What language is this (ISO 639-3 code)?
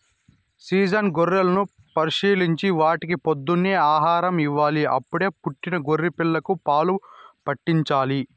tel